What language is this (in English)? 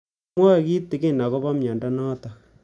Kalenjin